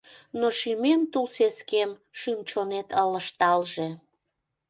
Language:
Mari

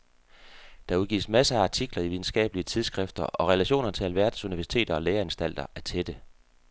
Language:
Danish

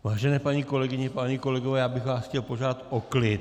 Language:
Czech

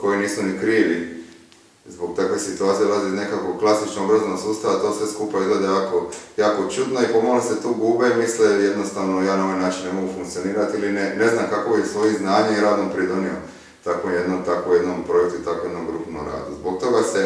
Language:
Slovenian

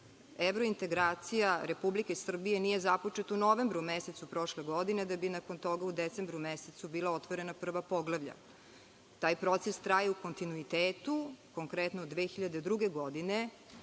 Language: Serbian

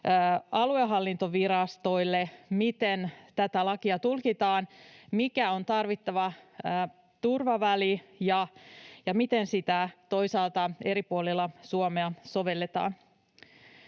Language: Finnish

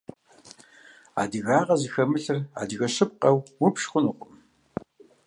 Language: Kabardian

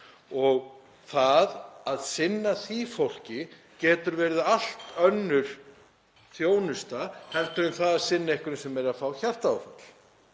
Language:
Icelandic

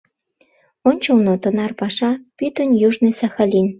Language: Mari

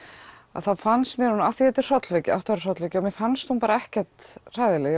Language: Icelandic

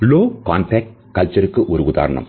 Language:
Tamil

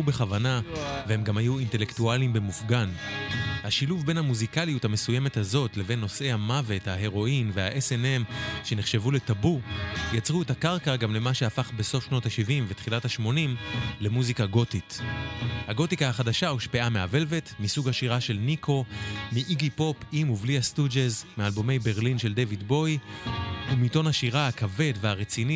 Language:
Hebrew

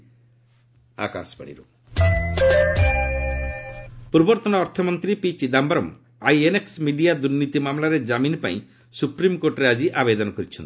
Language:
Odia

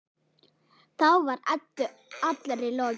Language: Icelandic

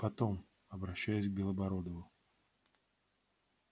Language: Russian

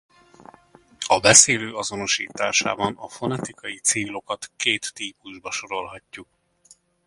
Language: Hungarian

